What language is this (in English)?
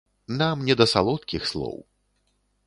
Belarusian